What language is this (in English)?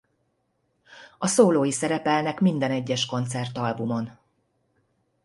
Hungarian